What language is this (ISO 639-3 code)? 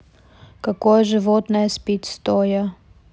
rus